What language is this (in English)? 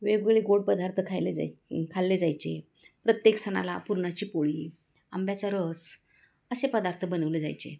Marathi